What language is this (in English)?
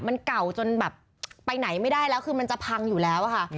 Thai